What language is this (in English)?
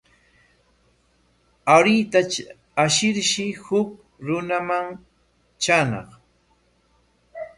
Corongo Ancash Quechua